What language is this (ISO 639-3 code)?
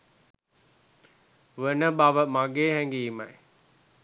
sin